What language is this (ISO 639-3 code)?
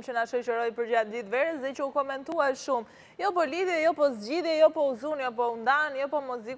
ron